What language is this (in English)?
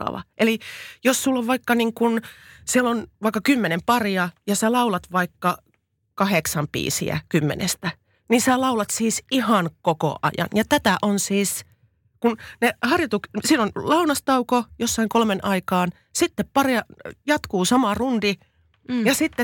Finnish